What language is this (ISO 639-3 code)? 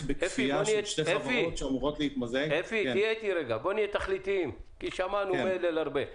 heb